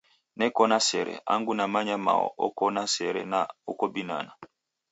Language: Taita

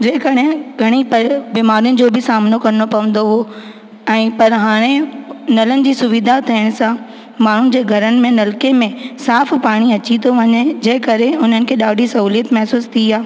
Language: Sindhi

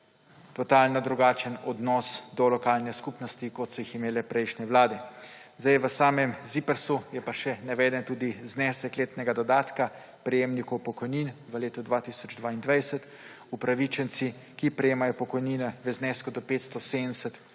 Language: Slovenian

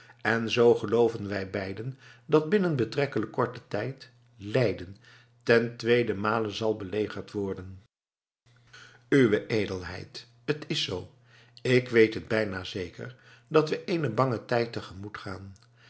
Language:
Dutch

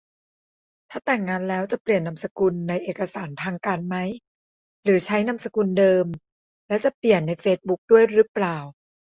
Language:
Thai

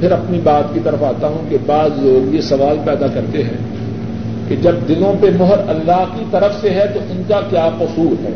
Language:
Urdu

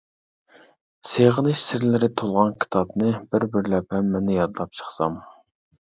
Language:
Uyghur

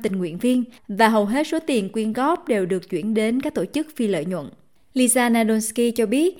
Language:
Vietnamese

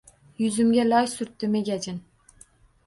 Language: Uzbek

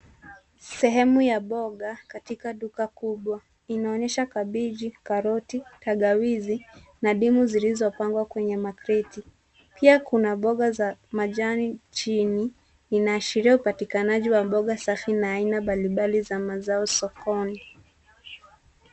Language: Swahili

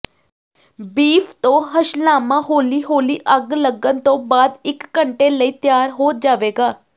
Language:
Punjabi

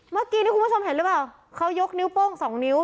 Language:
Thai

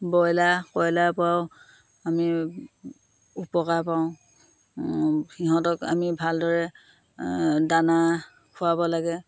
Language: Assamese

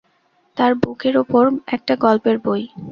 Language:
Bangla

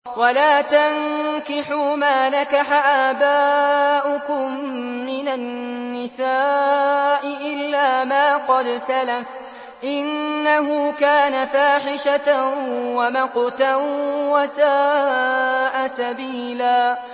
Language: Arabic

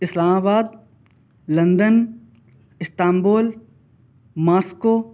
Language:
Urdu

